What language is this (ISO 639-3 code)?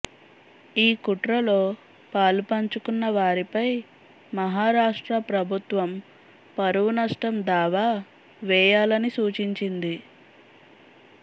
tel